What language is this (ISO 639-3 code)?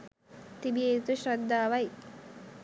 sin